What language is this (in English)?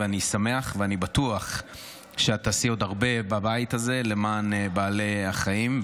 Hebrew